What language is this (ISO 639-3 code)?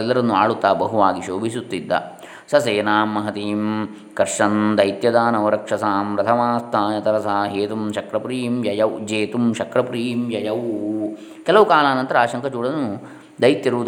kan